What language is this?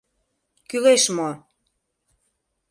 Mari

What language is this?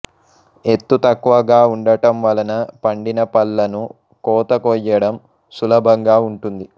Telugu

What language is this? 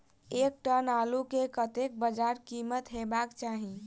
Maithili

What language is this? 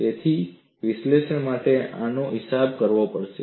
Gujarati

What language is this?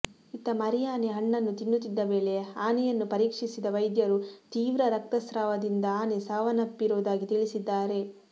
Kannada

